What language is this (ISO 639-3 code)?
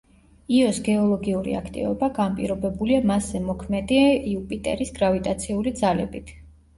kat